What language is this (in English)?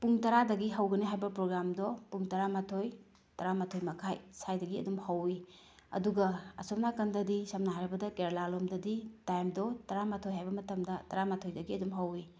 Manipuri